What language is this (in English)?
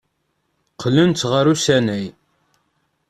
Kabyle